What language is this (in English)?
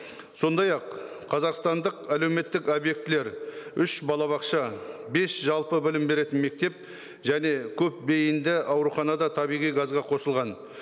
Kazakh